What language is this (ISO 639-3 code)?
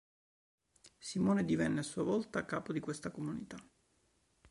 ita